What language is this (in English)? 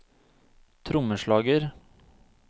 Norwegian